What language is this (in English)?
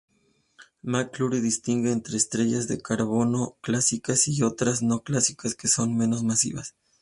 Spanish